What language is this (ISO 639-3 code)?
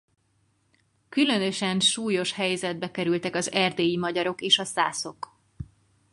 hun